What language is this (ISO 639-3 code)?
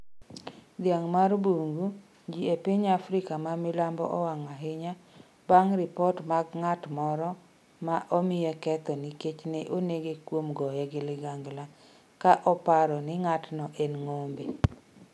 luo